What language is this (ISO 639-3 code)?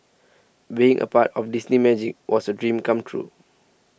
eng